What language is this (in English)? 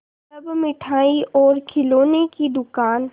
Hindi